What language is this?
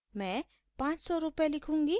Hindi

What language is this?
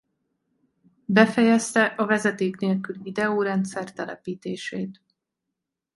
Hungarian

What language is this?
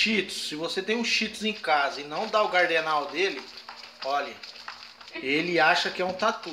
Portuguese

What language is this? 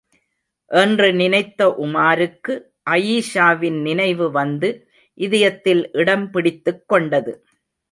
Tamil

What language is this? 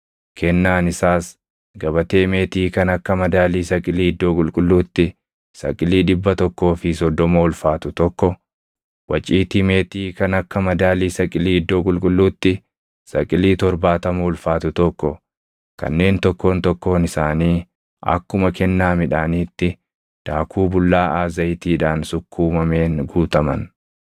Oromo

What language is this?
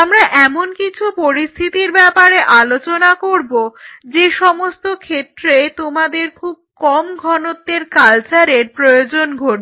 Bangla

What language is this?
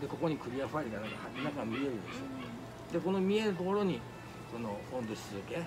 Japanese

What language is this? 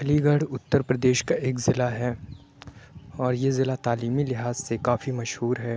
Urdu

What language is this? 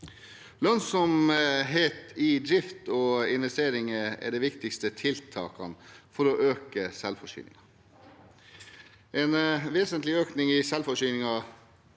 Norwegian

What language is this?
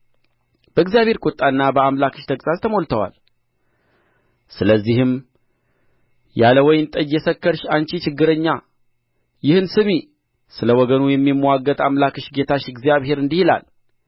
Amharic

